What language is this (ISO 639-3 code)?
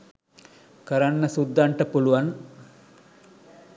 sin